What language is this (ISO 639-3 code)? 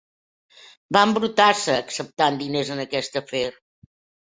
cat